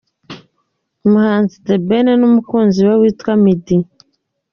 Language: Kinyarwanda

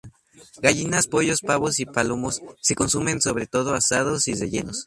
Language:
Spanish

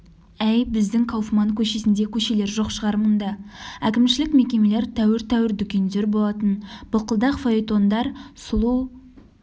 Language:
Kazakh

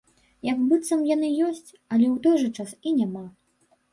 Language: Belarusian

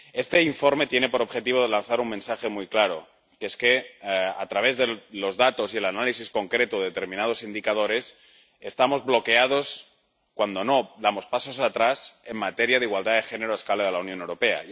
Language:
Spanish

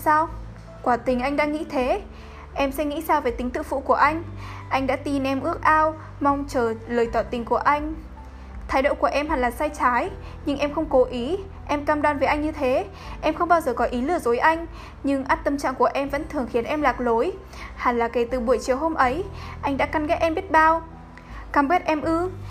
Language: Vietnamese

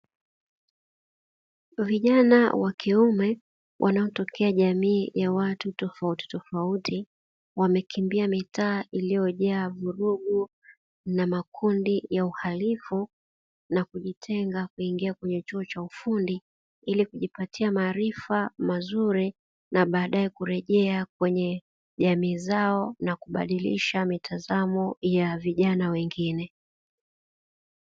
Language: Swahili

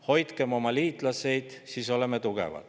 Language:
Estonian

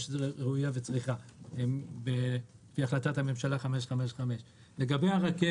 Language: Hebrew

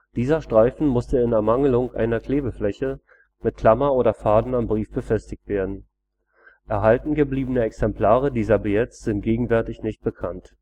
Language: German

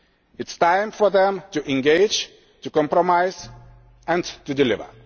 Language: English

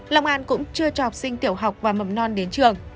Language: Vietnamese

